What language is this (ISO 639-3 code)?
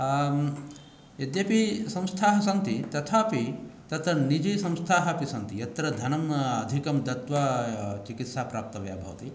san